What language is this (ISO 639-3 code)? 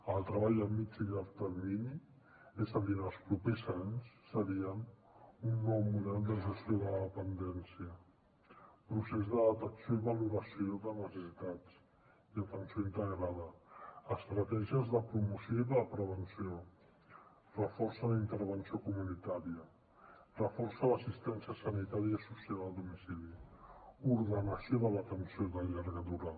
cat